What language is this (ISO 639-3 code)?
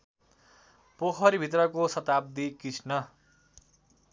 nep